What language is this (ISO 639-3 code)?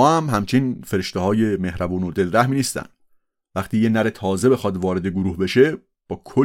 fas